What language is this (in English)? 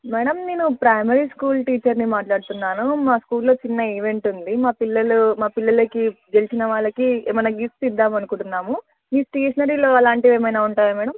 Telugu